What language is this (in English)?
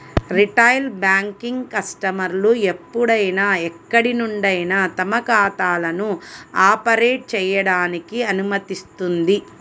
Telugu